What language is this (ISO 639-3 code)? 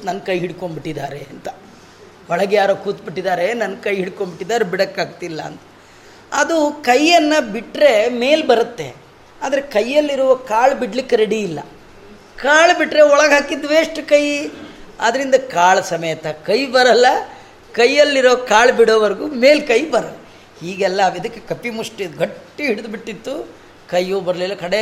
kan